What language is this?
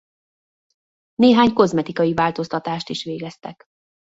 Hungarian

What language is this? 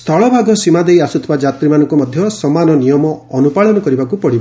Odia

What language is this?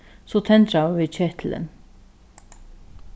Faroese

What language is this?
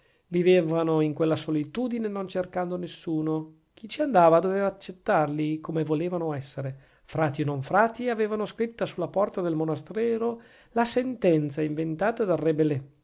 Italian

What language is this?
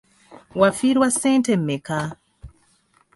Ganda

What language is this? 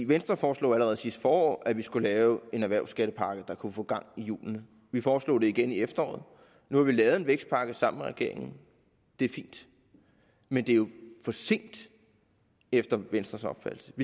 Danish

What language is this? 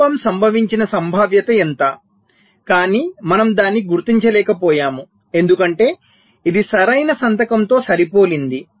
Telugu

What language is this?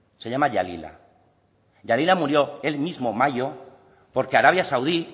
Spanish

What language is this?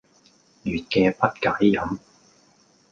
Cantonese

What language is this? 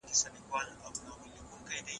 Pashto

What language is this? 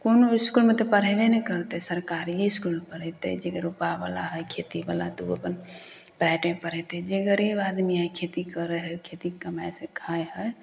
Maithili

